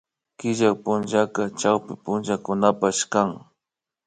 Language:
Imbabura Highland Quichua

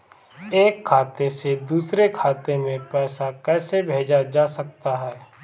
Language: Hindi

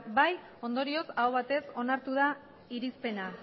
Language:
Basque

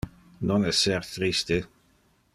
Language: Interlingua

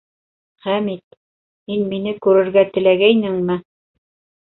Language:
Bashkir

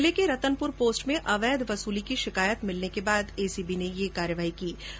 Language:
Hindi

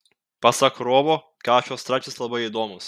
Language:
Lithuanian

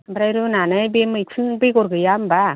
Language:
Bodo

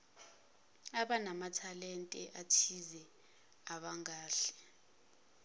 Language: Zulu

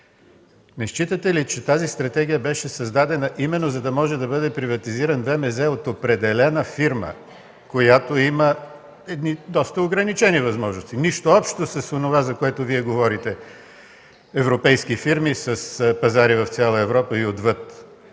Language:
Bulgarian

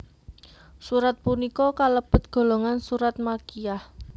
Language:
Javanese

